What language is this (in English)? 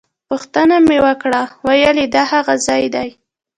Pashto